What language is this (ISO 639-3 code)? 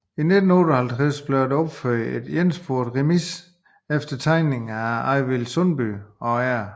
dan